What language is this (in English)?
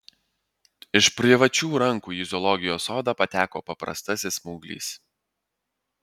Lithuanian